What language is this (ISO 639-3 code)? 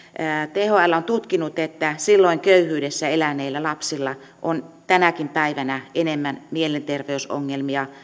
fin